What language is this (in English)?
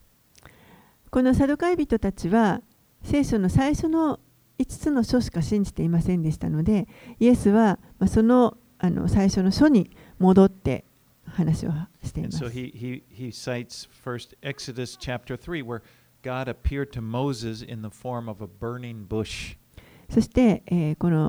Japanese